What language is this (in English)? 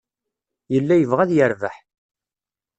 Kabyle